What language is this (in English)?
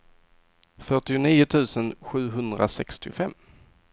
Swedish